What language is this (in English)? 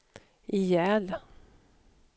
Swedish